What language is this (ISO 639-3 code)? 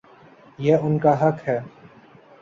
urd